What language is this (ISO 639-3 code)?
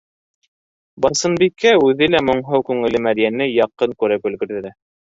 bak